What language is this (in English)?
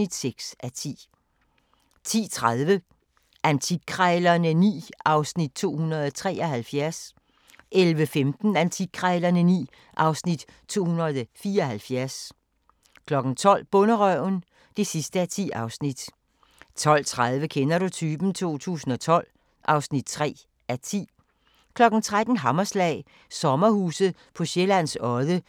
Danish